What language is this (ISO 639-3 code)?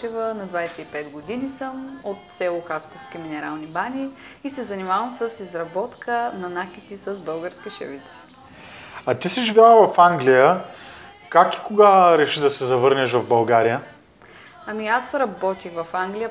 bul